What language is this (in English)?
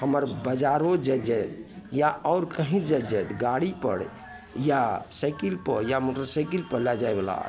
Maithili